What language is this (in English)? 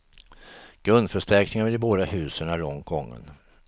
Swedish